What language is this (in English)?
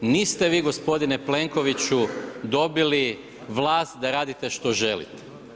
Croatian